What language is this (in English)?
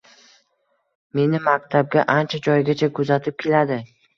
Uzbek